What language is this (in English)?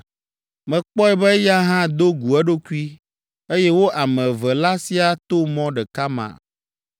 Ewe